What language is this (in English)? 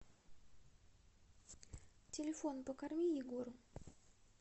Russian